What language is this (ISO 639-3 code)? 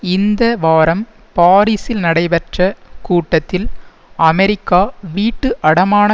tam